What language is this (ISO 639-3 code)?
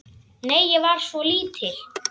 isl